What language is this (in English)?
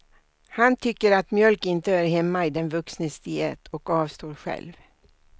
Swedish